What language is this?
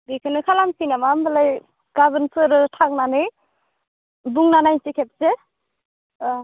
Bodo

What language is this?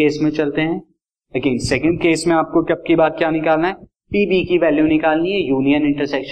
Hindi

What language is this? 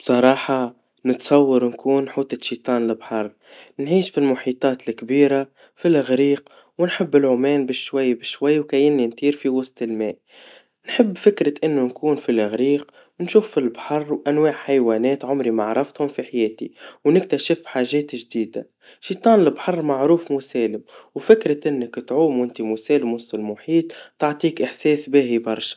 Tunisian Arabic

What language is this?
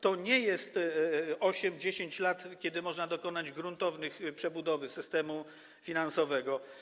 Polish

